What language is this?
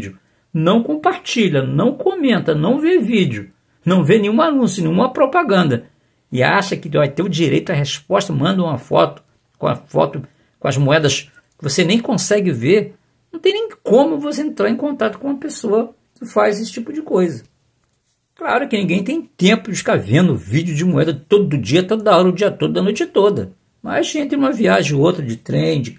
Portuguese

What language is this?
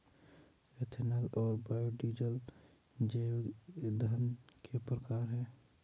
Hindi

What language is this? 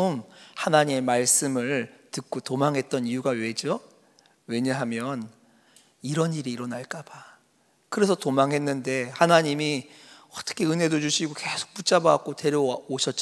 Korean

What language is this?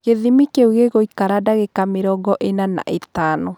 Kikuyu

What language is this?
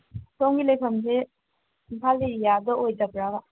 Manipuri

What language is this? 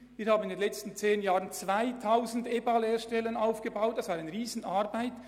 Swiss German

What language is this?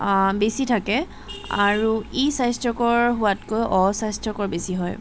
Assamese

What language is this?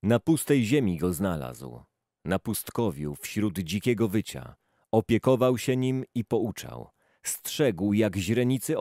Polish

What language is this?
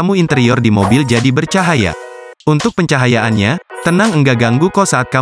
Indonesian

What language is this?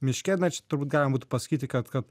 Lithuanian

